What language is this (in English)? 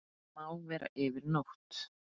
Icelandic